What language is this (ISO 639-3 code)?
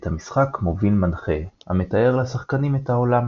heb